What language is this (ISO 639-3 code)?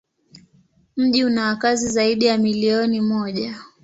swa